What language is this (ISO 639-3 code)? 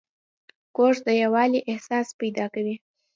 pus